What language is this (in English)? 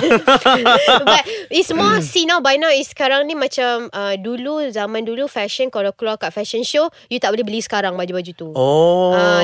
Malay